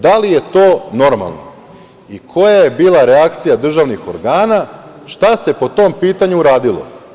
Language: Serbian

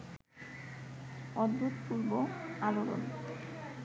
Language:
Bangla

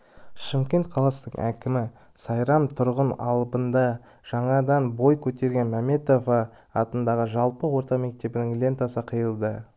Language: Kazakh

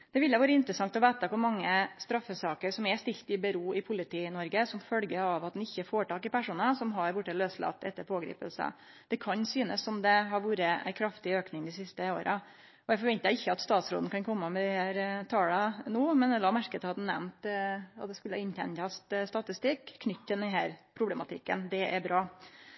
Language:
Norwegian Nynorsk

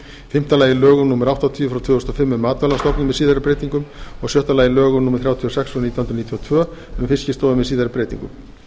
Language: Icelandic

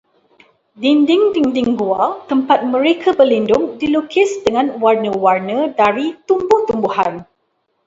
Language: Malay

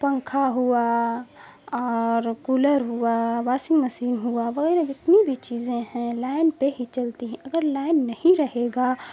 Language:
Urdu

